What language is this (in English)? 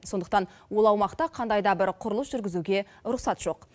Kazakh